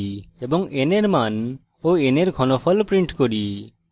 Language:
Bangla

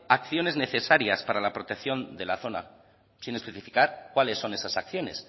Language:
Spanish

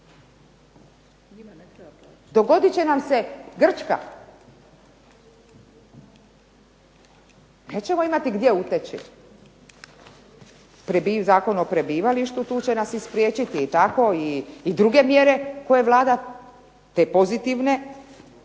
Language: Croatian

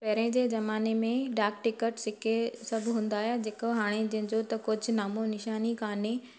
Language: Sindhi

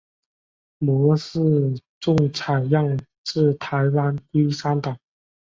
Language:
Chinese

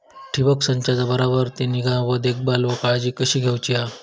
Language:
Marathi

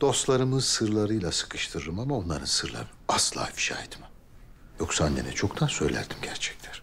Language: Turkish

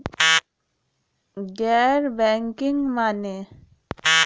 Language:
Bhojpuri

